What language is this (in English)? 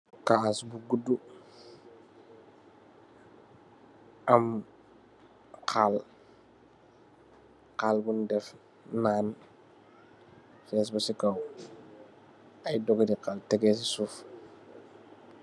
Wolof